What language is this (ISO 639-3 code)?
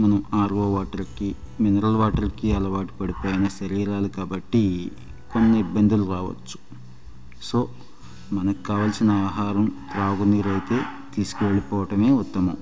tel